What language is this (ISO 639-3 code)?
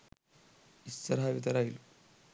sin